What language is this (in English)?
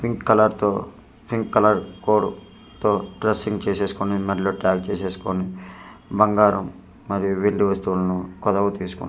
Telugu